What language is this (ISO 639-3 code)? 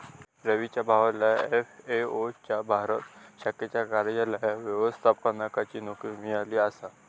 mar